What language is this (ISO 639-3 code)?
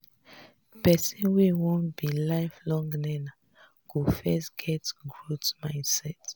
pcm